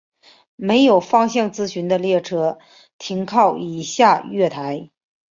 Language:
Chinese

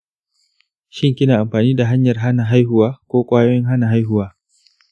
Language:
Hausa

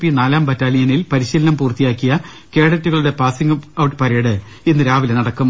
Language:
Malayalam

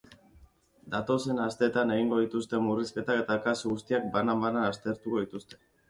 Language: Basque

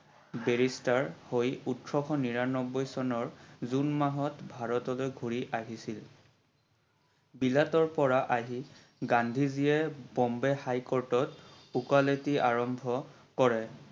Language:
Assamese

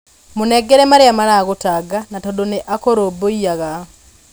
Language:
Kikuyu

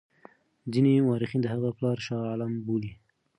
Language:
Pashto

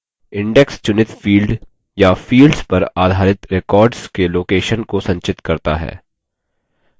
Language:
Hindi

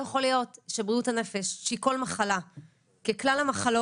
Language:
Hebrew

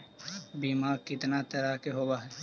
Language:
Magahi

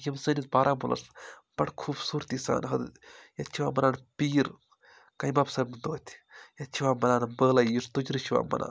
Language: Kashmiri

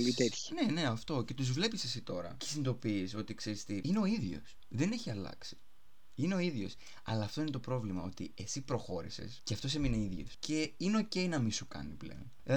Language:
Greek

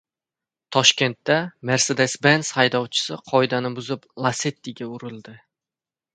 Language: Uzbek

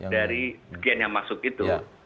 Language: Indonesian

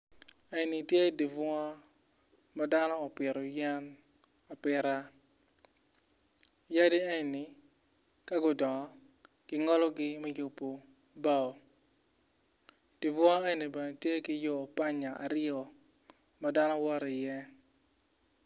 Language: Acoli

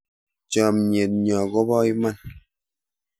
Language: Kalenjin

